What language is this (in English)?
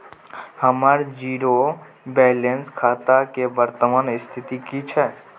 Maithili